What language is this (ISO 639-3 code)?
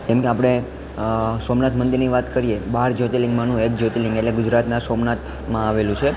guj